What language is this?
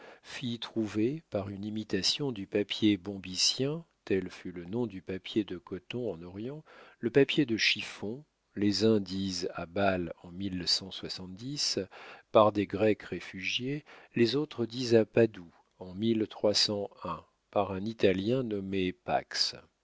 French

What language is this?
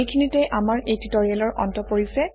Assamese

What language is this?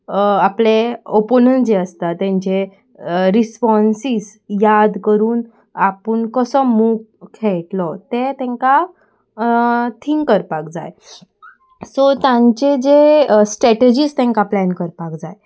Konkani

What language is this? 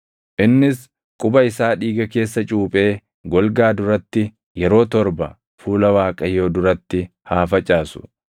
Oromo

